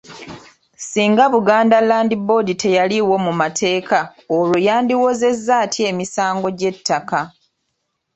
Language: Ganda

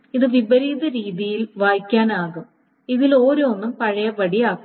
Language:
Malayalam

